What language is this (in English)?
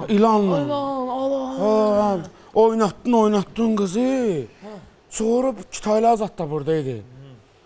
Turkish